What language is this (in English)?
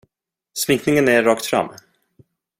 Swedish